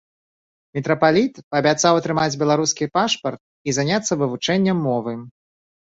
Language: Belarusian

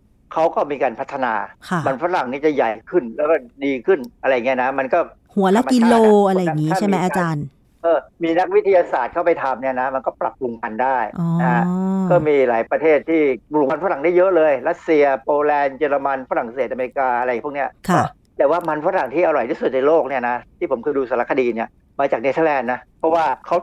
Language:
Thai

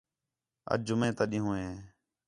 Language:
Khetrani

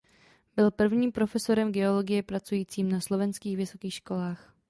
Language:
Czech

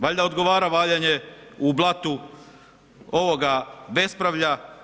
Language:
Croatian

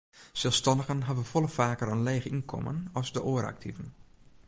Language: Western Frisian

